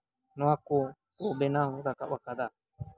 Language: Santali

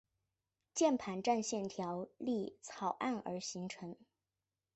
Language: Chinese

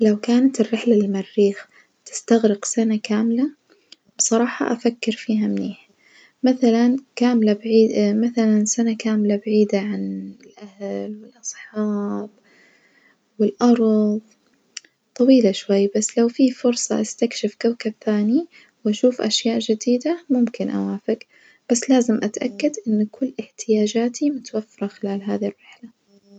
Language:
Najdi Arabic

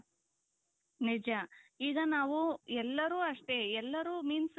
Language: Kannada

